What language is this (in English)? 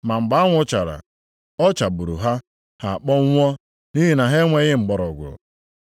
Igbo